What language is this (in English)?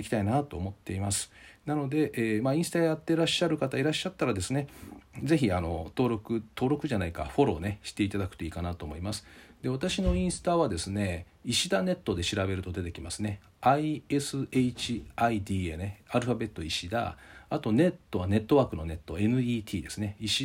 Japanese